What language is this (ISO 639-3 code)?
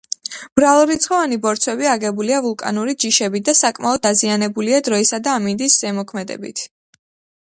kat